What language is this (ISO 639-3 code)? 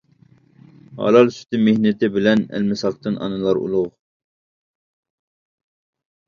uig